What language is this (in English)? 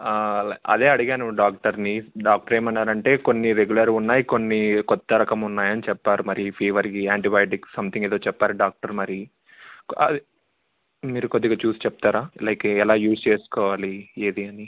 Telugu